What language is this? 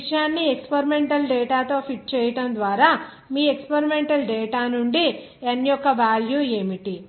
Telugu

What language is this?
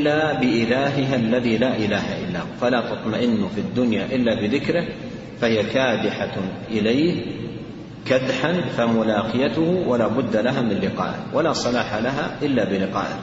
Arabic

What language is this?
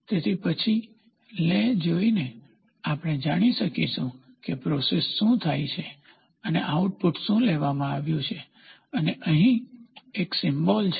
Gujarati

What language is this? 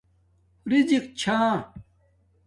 Domaaki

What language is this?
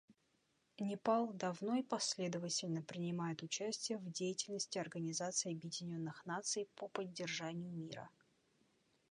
Russian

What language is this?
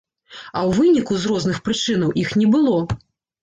Belarusian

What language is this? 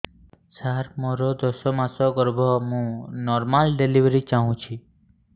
Odia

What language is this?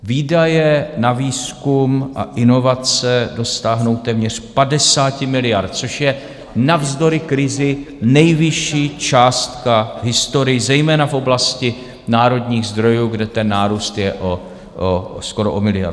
Czech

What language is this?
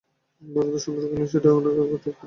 Bangla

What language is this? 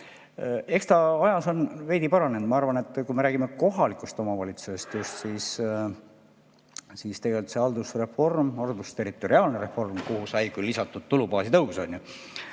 Estonian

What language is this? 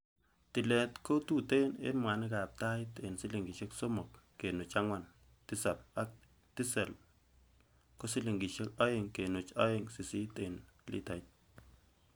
Kalenjin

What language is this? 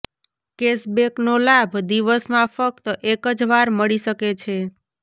Gujarati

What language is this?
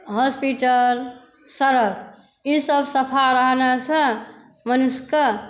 Maithili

